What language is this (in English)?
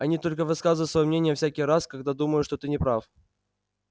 Russian